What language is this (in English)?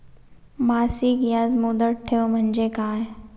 Marathi